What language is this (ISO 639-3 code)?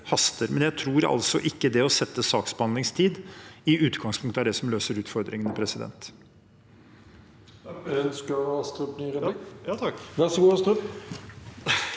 nor